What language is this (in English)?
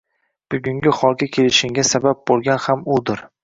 Uzbek